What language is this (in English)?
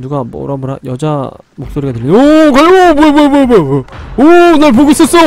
Korean